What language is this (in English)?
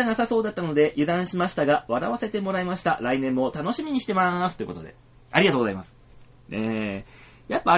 Japanese